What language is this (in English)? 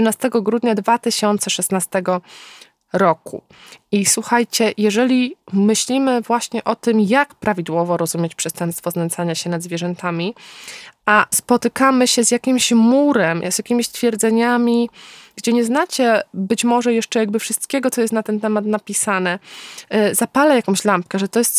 Polish